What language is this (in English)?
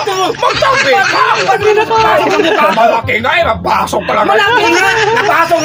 Filipino